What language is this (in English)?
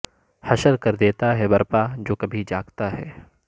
Urdu